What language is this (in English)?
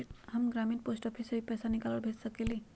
Magahi